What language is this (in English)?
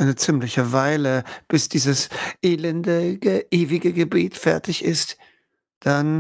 German